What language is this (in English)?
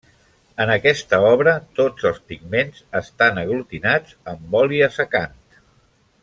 Catalan